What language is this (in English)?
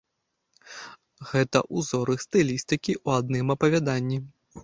Belarusian